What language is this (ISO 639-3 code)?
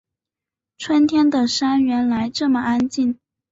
zho